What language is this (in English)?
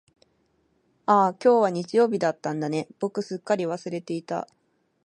Japanese